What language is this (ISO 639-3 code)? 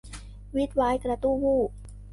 tha